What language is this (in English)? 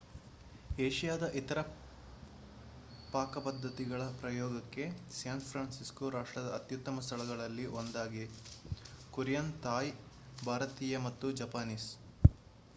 Kannada